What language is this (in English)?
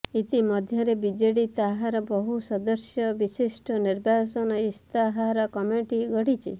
Odia